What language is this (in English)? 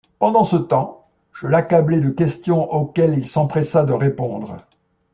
French